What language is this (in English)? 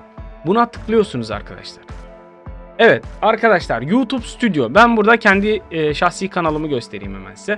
Turkish